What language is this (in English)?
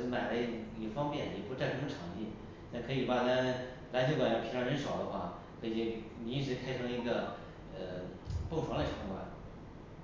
Chinese